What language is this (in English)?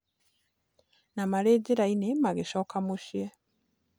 Kikuyu